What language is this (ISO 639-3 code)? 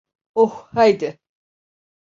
tur